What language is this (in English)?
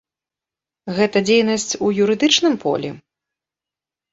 Belarusian